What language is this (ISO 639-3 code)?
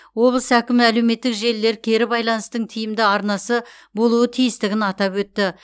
kaz